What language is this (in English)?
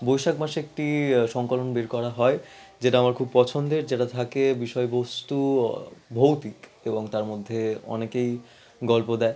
Bangla